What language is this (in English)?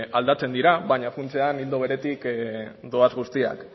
Basque